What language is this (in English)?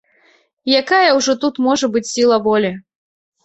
Belarusian